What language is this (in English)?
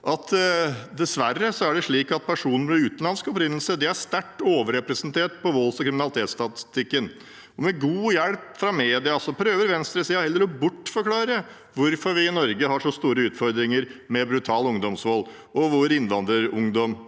Norwegian